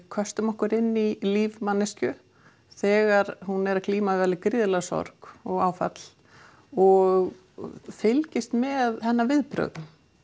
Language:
Icelandic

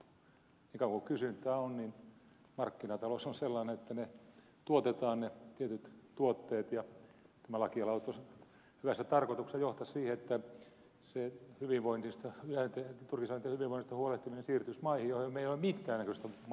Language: Finnish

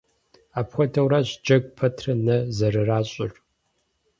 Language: Kabardian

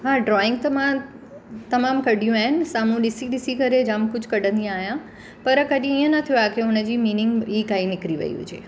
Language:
Sindhi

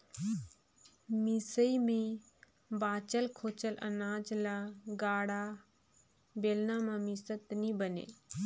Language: Chhattisgarhi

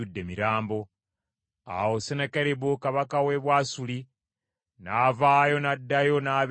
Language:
Ganda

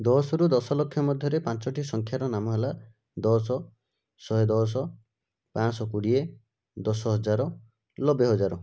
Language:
Odia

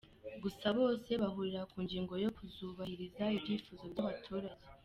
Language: Kinyarwanda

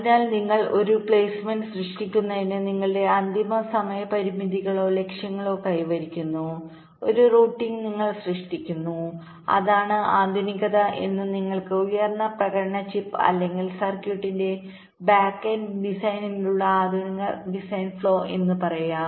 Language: Malayalam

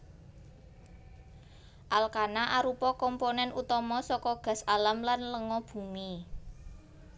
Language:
Javanese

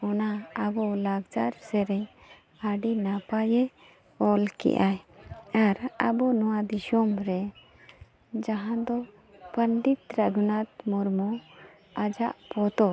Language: Santali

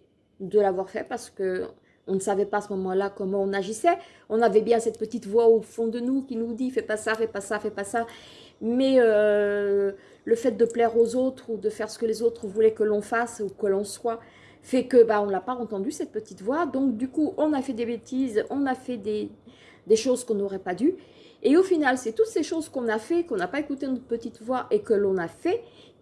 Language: French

